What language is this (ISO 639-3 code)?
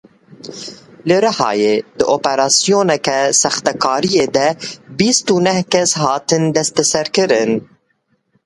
kur